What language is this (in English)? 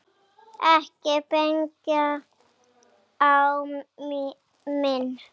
Icelandic